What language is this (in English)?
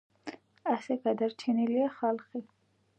Georgian